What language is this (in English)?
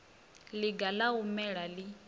Venda